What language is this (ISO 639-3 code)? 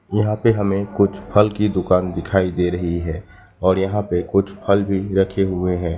hin